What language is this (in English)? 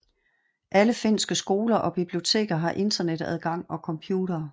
Danish